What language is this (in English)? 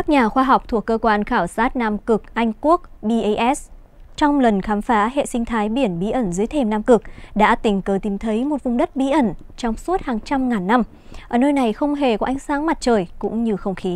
Vietnamese